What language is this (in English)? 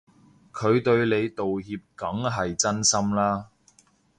Cantonese